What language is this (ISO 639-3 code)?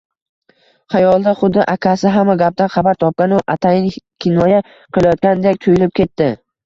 uzb